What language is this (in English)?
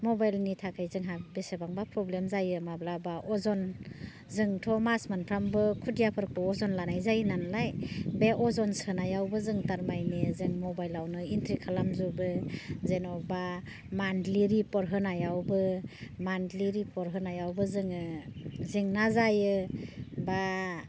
Bodo